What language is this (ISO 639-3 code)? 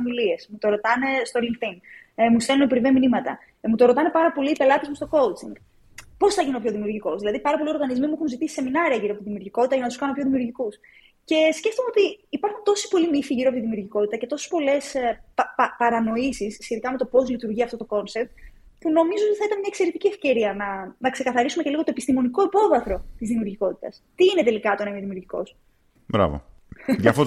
ell